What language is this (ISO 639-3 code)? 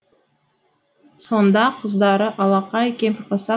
kaz